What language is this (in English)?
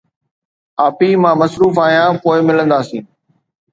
Sindhi